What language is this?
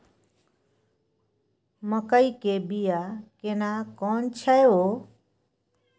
Maithili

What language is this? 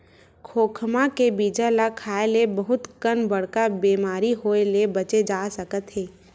Chhattisgarhi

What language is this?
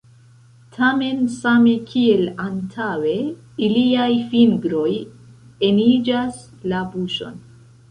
Esperanto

